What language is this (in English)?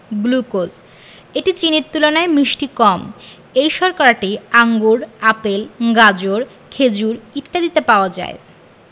Bangla